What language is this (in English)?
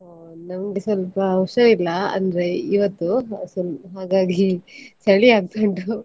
Kannada